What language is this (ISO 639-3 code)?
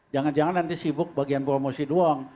ind